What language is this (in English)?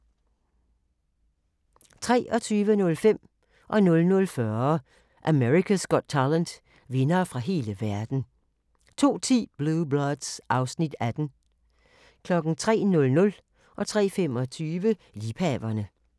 Danish